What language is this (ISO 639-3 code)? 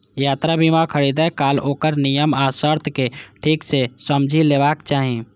mai